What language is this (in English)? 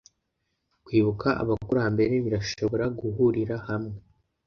Kinyarwanda